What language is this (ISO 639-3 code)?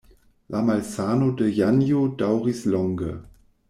epo